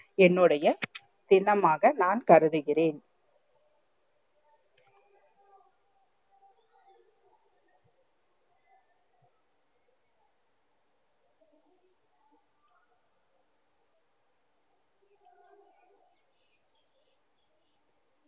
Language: Tamil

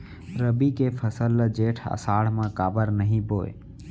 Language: Chhattisgarhi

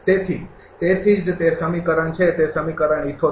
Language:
Gujarati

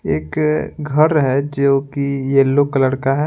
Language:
Hindi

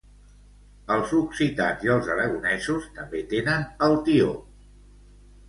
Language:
Catalan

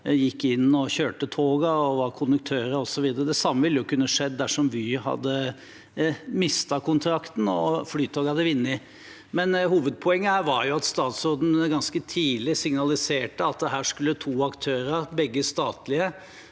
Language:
Norwegian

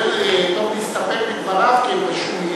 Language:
Hebrew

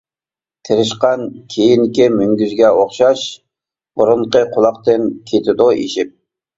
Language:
Uyghur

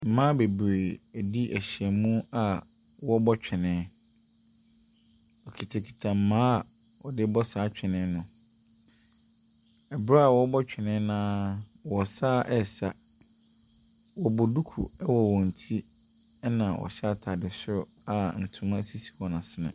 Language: Akan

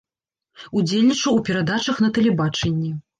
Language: Belarusian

